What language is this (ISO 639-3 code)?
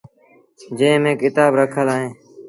sbn